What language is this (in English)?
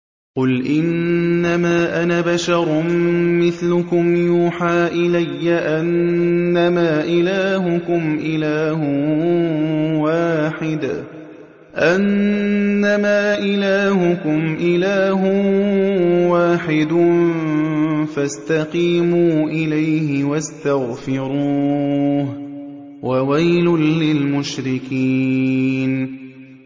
Arabic